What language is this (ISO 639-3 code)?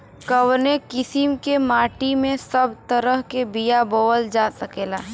bho